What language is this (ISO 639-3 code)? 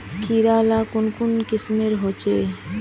mag